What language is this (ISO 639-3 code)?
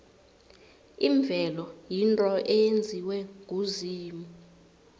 nbl